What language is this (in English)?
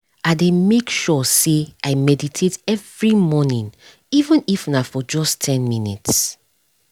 Nigerian Pidgin